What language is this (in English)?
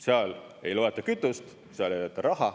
Estonian